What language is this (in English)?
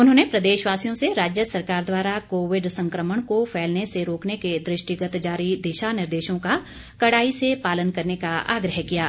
Hindi